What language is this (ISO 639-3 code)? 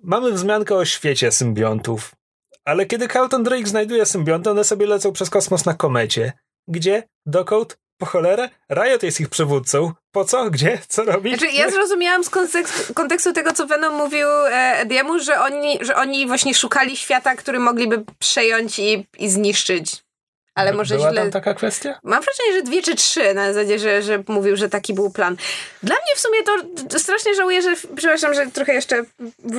pol